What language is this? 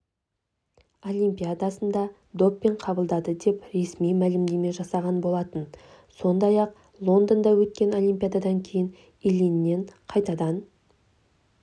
Kazakh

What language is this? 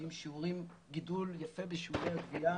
Hebrew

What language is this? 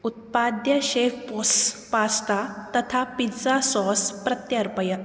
Sanskrit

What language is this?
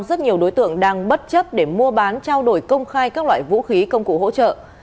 Vietnamese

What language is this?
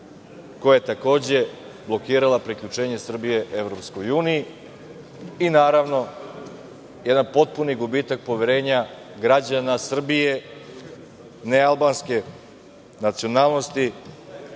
Serbian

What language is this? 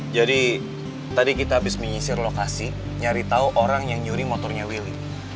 Indonesian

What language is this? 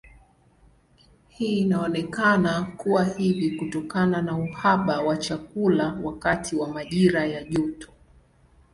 Swahili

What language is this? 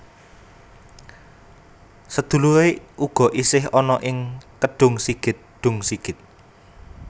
Javanese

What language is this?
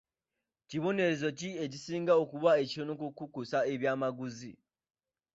Ganda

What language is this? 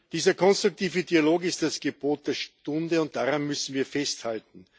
German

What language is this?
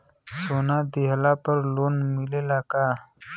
Bhojpuri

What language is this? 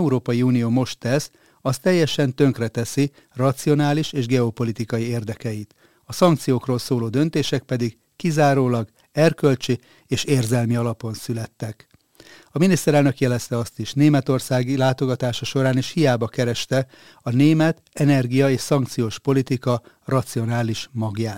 Hungarian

